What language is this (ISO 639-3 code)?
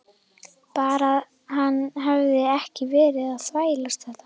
isl